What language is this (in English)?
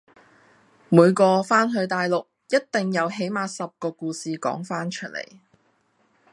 Cantonese